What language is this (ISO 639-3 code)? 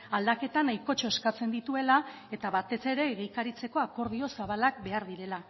eus